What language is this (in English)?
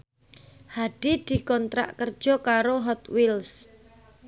Javanese